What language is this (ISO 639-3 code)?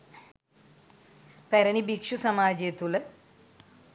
sin